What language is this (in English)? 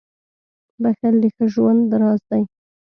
Pashto